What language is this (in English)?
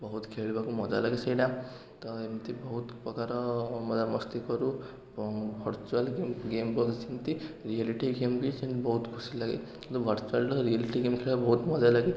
Odia